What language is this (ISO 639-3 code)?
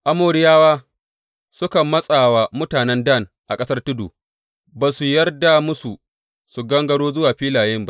hau